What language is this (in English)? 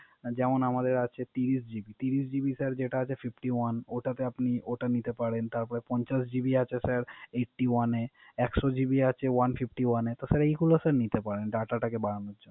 Bangla